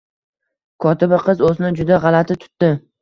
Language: Uzbek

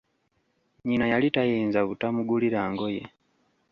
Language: Ganda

